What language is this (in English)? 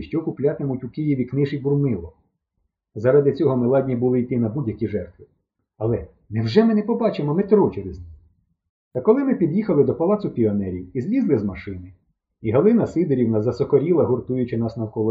Ukrainian